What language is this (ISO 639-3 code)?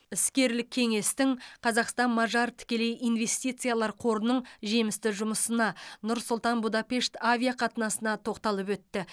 kaz